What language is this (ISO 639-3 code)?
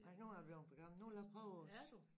dan